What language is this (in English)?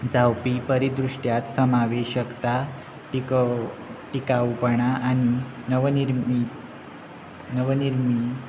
Konkani